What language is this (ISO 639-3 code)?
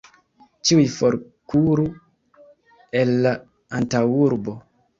epo